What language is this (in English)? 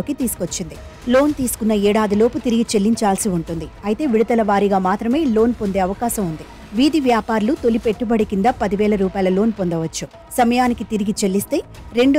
Telugu